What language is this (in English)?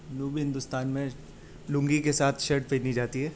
Urdu